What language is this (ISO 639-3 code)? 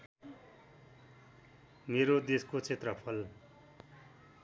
nep